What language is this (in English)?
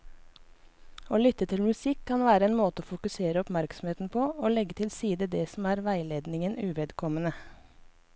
Norwegian